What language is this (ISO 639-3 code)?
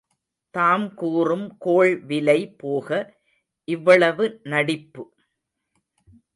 tam